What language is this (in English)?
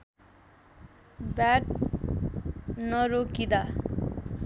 Nepali